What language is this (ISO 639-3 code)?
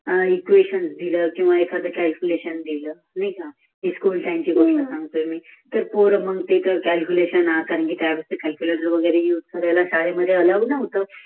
mar